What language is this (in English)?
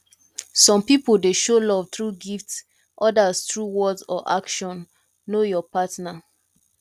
Nigerian Pidgin